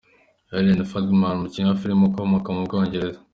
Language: Kinyarwanda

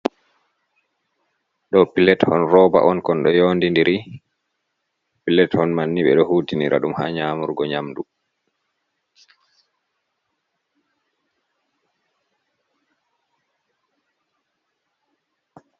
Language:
Fula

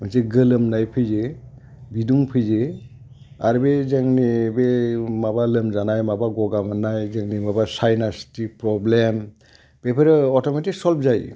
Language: Bodo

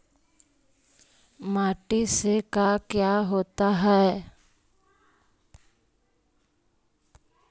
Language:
Magahi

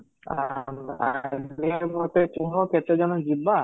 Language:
Odia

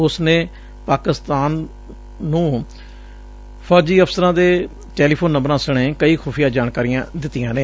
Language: Punjabi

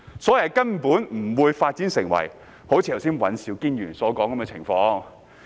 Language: Cantonese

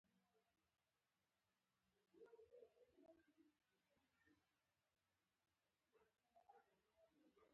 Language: Pashto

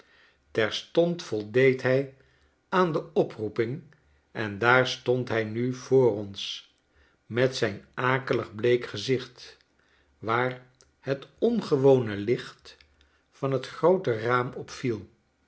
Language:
Dutch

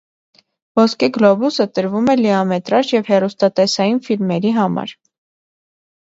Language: Armenian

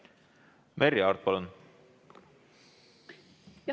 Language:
Estonian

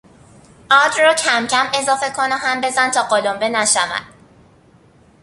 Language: Persian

